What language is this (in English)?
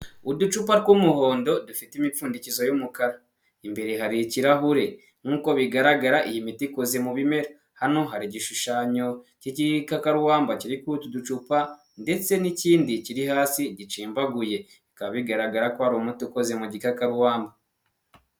Kinyarwanda